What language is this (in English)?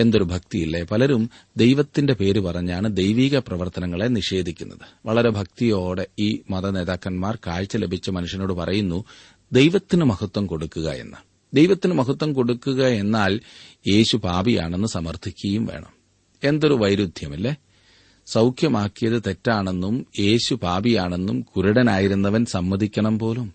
Malayalam